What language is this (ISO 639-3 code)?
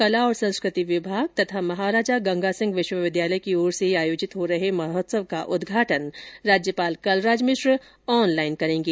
hin